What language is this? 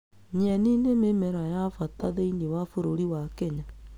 Kikuyu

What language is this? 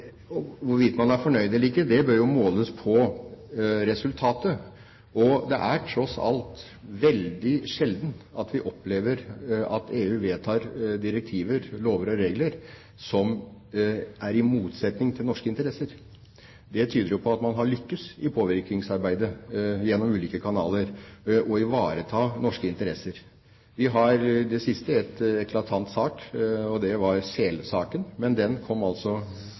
Norwegian Bokmål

